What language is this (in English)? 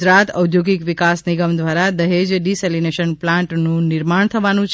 Gujarati